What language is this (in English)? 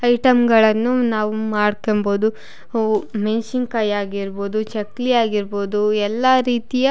Kannada